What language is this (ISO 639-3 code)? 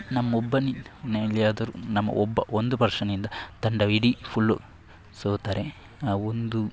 kan